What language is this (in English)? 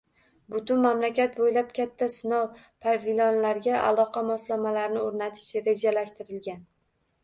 Uzbek